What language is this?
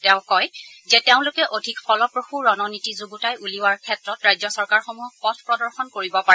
Assamese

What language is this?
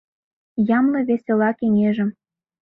Mari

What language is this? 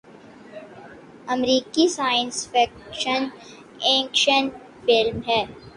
Urdu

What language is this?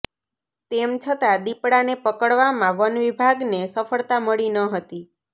Gujarati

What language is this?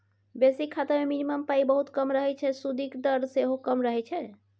Maithili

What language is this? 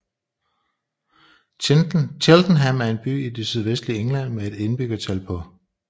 Danish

